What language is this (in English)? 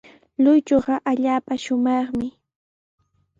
Sihuas Ancash Quechua